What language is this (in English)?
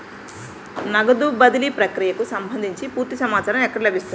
Telugu